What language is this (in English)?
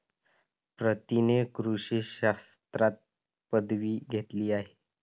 Marathi